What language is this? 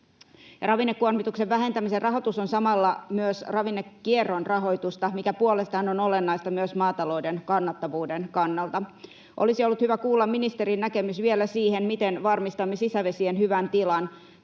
Finnish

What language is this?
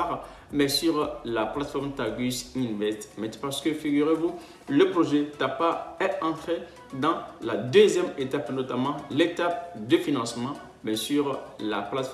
French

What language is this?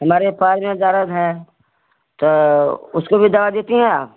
Hindi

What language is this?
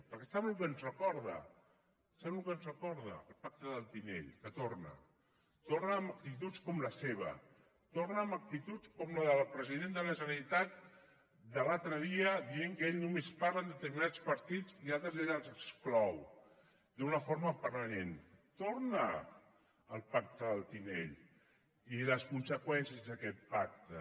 Catalan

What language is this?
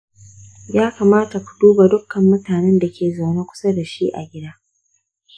Hausa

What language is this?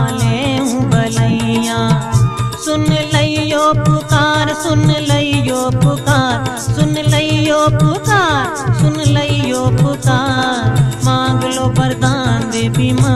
Hindi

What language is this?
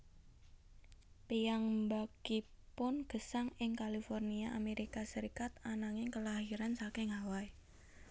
Javanese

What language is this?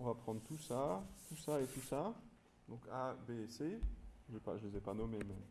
French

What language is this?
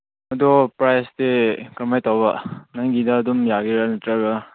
Manipuri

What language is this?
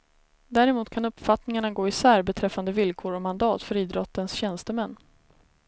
Swedish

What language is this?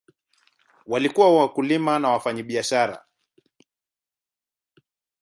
Swahili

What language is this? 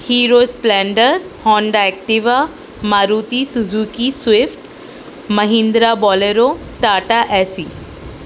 Urdu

